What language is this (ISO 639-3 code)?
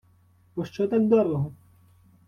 ukr